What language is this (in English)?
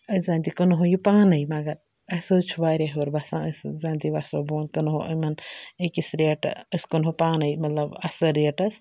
Kashmiri